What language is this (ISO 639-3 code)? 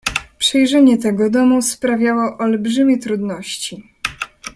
pol